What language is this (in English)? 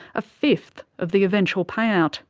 English